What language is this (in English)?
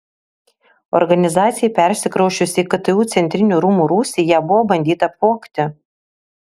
Lithuanian